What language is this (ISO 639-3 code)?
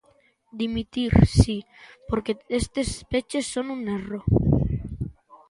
glg